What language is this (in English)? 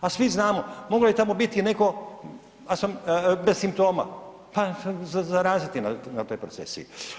Croatian